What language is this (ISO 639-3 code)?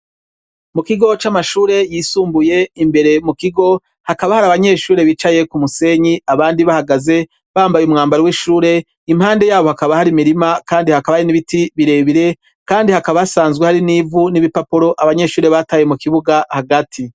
run